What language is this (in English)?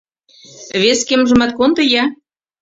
Mari